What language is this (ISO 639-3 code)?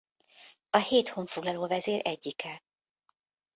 hun